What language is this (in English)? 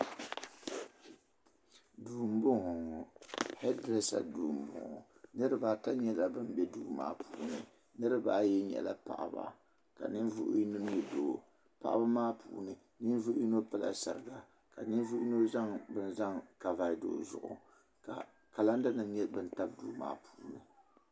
Dagbani